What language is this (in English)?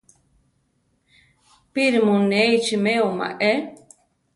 Central Tarahumara